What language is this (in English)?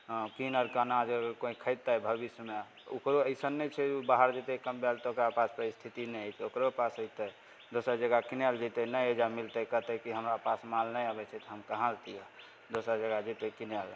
Maithili